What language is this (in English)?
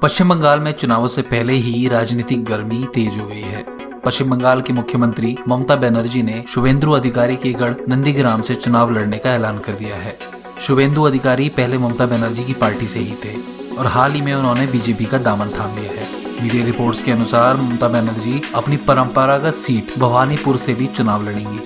Hindi